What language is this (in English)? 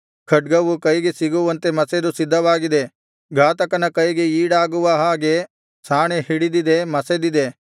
Kannada